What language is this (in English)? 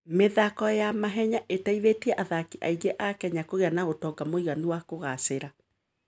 Kikuyu